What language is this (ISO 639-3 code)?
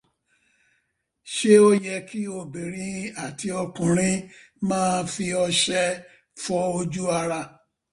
yor